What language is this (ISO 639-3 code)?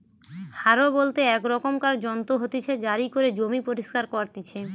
ben